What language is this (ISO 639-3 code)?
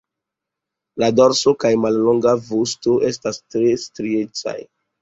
epo